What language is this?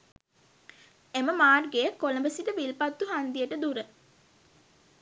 Sinhala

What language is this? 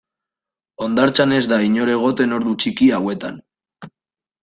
Basque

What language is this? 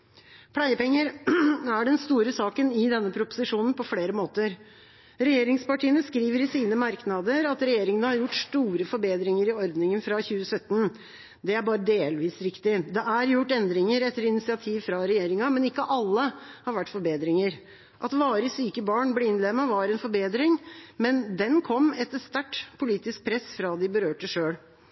Norwegian Bokmål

